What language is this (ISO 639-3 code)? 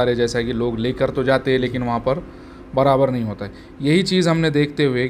hin